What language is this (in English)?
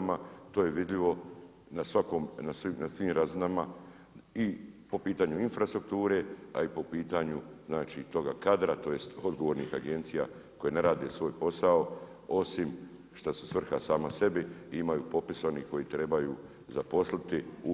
Croatian